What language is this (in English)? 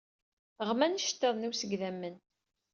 Kabyle